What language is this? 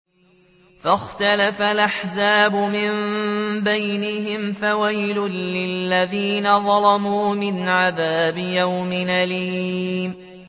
Arabic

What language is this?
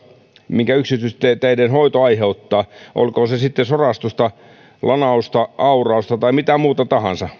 Finnish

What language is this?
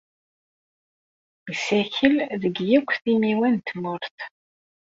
Kabyle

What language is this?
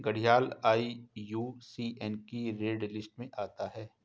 Hindi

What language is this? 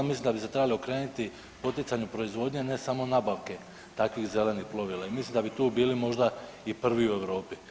Croatian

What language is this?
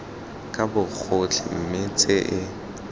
Tswana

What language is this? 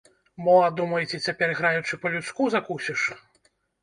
Belarusian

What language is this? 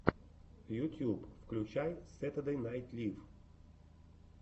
Russian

